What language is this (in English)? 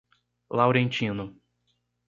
Portuguese